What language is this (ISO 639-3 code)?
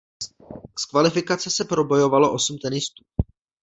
ces